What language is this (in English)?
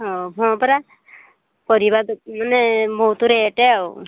Odia